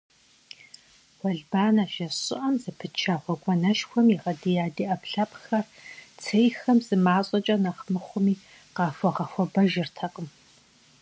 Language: Kabardian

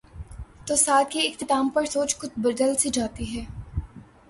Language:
Urdu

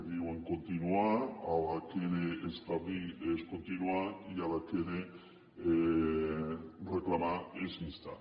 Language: Catalan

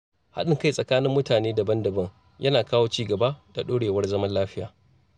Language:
Hausa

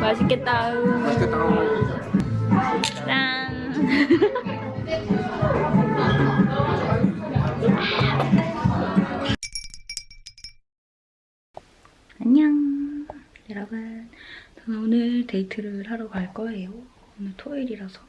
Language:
Korean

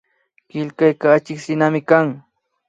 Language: Imbabura Highland Quichua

